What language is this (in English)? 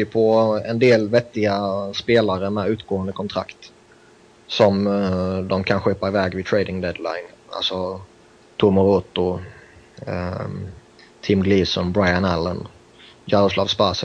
Swedish